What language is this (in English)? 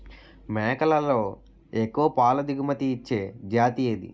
Telugu